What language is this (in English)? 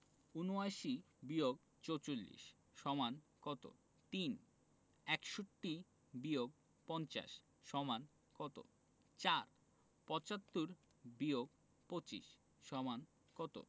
Bangla